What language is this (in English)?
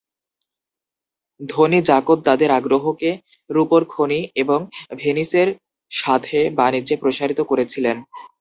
Bangla